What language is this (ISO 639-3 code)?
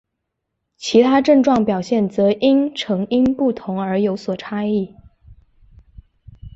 zho